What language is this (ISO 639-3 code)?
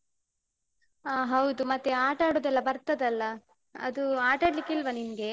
kan